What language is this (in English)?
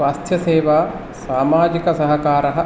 Sanskrit